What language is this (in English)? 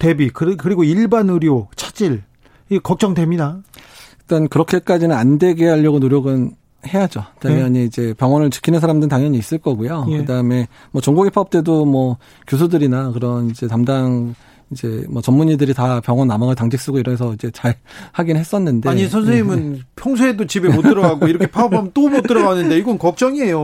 Korean